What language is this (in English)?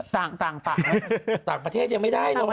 Thai